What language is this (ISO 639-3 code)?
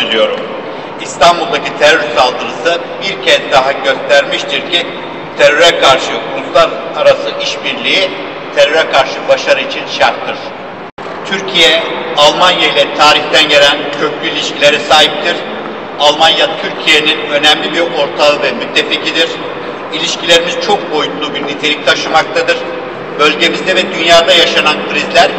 tur